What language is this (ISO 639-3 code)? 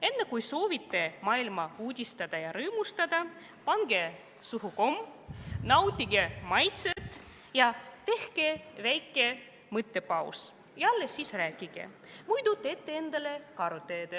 est